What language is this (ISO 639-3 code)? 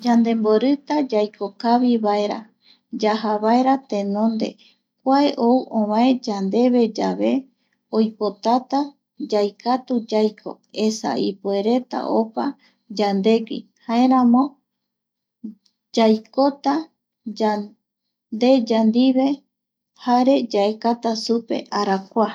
gui